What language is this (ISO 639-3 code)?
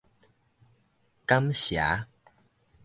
nan